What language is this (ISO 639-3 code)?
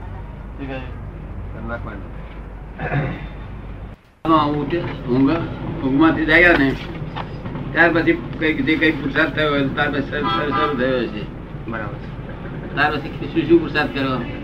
guj